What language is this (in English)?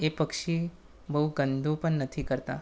Gujarati